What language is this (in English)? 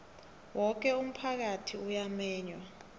South Ndebele